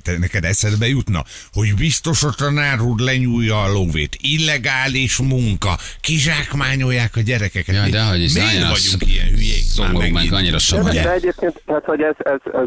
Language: Hungarian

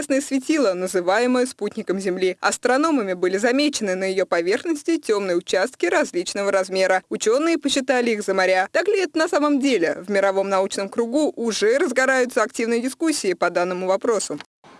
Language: Russian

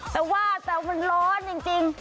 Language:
Thai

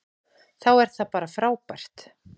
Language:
Icelandic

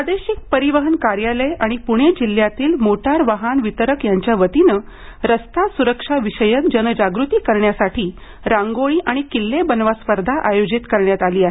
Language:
Marathi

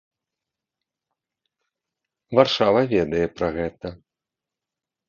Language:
Belarusian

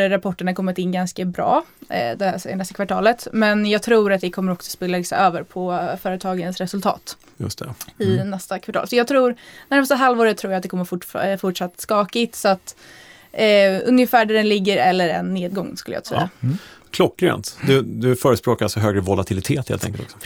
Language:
Swedish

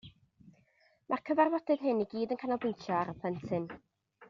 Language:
Welsh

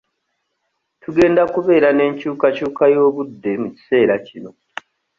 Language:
Ganda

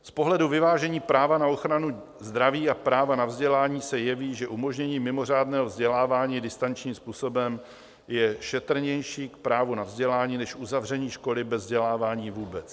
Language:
Czech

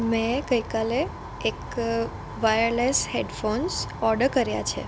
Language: Gujarati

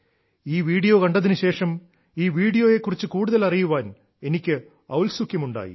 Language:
Malayalam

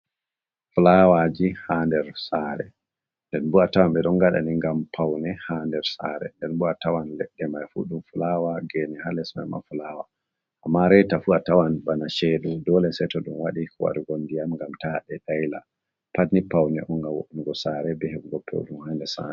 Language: Fula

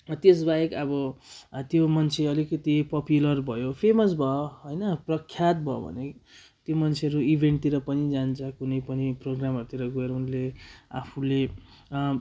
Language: Nepali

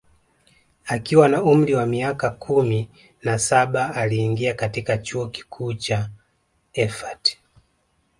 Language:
Swahili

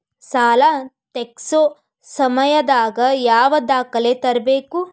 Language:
Kannada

